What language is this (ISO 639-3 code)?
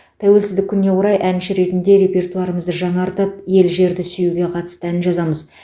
kaz